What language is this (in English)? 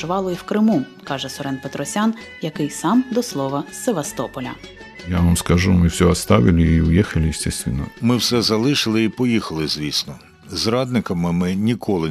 Ukrainian